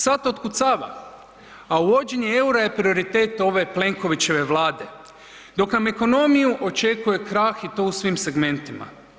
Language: Croatian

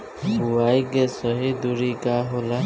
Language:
Bhojpuri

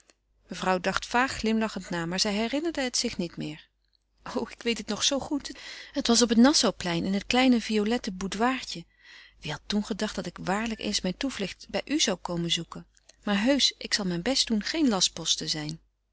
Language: Dutch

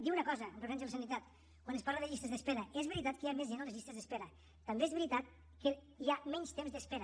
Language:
Catalan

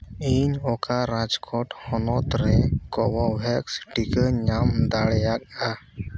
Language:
Santali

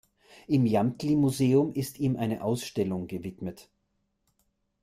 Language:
German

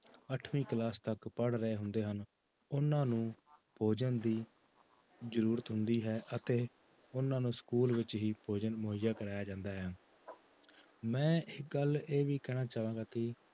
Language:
Punjabi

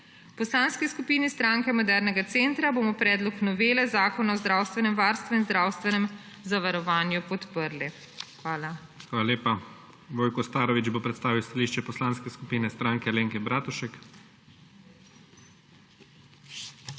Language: Slovenian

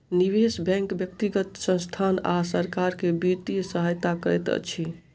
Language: Maithili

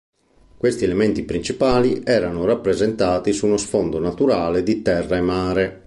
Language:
Italian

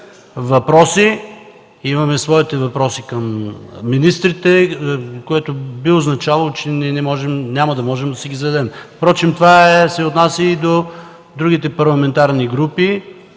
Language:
Bulgarian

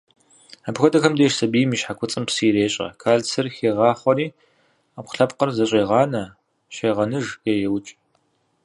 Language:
Kabardian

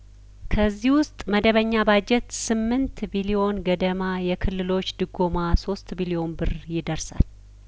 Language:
Amharic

